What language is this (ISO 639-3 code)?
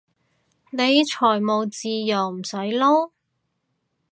yue